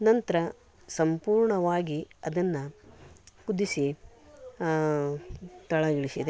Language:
Kannada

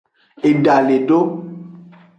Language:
Aja (Benin)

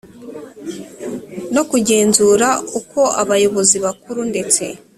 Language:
Kinyarwanda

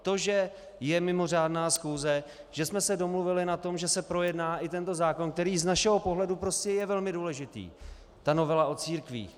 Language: Czech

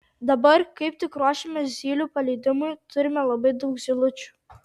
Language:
Lithuanian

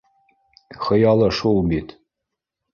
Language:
Bashkir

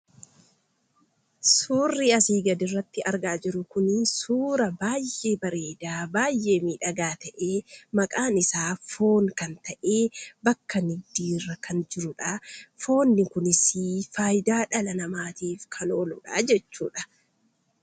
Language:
Oromo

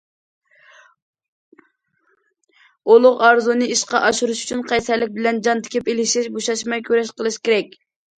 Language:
Uyghur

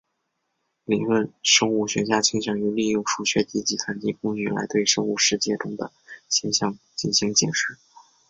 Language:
Chinese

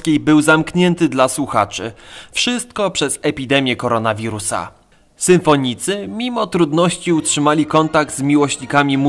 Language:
Polish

